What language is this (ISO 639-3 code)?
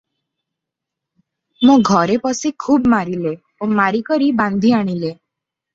ori